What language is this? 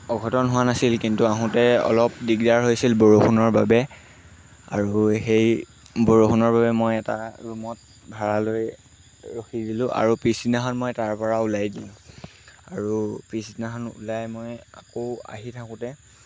Assamese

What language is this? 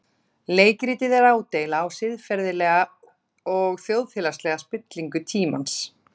Icelandic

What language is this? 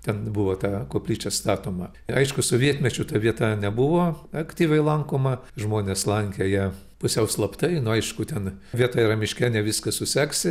Lithuanian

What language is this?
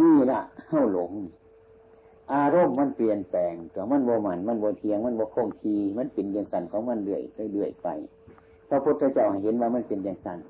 Thai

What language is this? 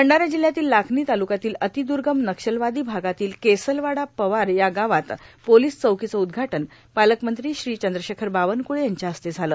Marathi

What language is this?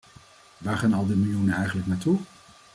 Dutch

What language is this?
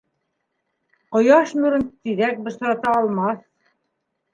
Bashkir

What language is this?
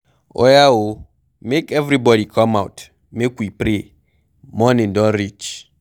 Nigerian Pidgin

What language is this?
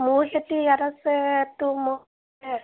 Assamese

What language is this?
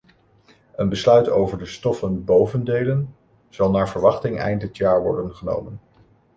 Dutch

